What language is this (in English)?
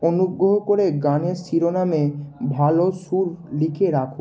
Bangla